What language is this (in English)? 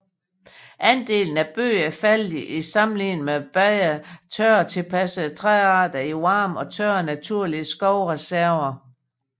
Danish